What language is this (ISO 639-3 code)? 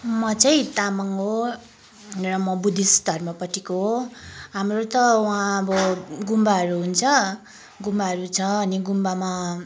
nep